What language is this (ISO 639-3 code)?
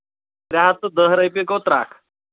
kas